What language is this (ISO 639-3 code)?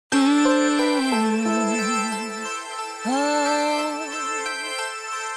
spa